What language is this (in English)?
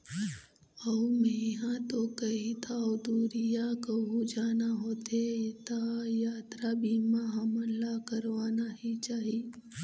Chhattisgarhi